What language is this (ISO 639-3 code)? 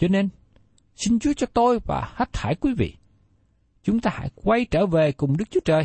vie